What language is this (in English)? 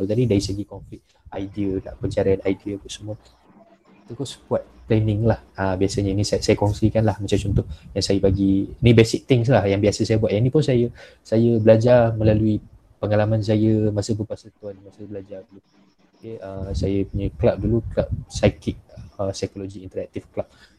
Malay